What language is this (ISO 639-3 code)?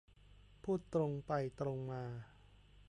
tha